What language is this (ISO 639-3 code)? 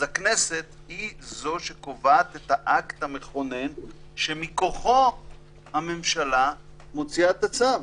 heb